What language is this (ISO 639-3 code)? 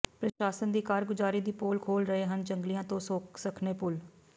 pan